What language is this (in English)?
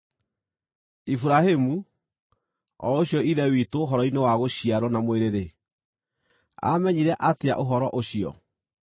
Kikuyu